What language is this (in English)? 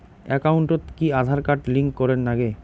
Bangla